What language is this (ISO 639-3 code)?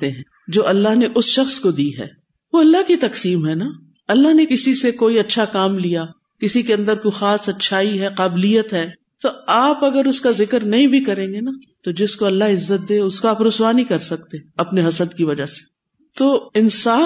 urd